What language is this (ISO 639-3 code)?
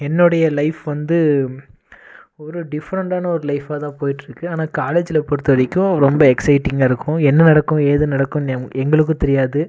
tam